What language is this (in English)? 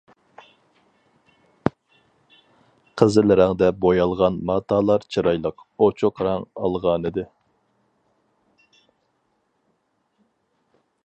Uyghur